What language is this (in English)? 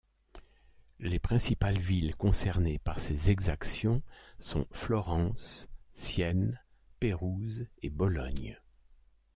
French